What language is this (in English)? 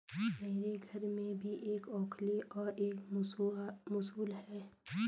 Hindi